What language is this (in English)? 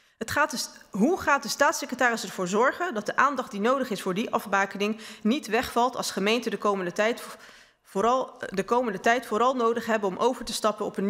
Dutch